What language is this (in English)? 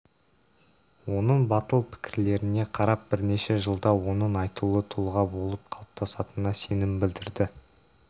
Kazakh